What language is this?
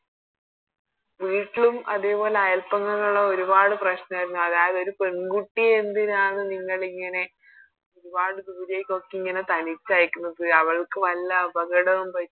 Malayalam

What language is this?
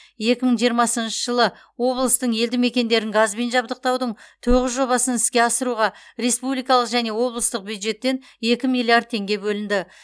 Kazakh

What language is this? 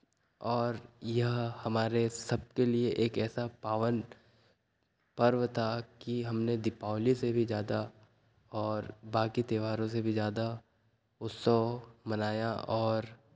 Hindi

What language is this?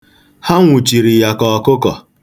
Igbo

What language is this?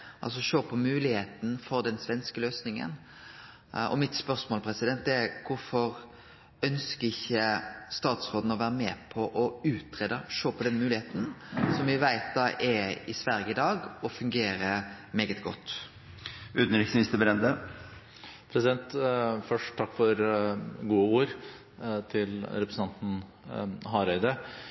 Norwegian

